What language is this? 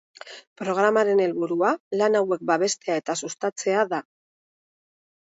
Basque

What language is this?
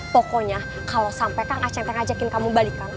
Indonesian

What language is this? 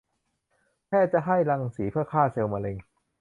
Thai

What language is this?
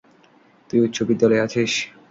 Bangla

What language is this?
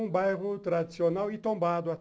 Portuguese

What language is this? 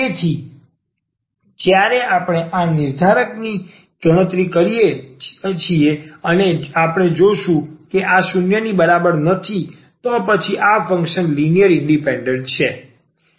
Gujarati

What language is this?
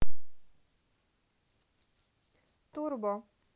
Russian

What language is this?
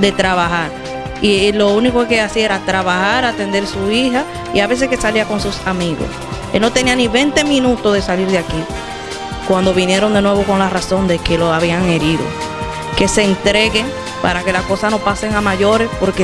Spanish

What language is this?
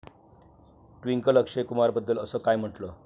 Marathi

